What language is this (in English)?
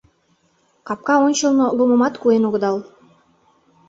Mari